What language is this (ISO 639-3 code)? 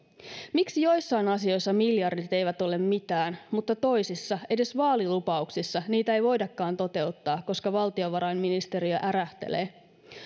fin